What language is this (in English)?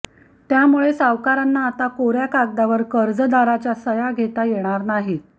Marathi